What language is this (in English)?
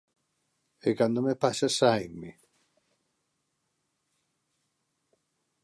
Galician